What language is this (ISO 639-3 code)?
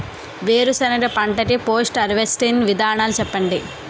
tel